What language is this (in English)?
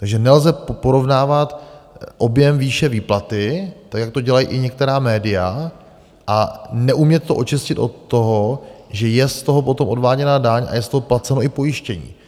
Czech